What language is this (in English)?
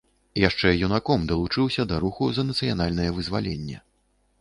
Belarusian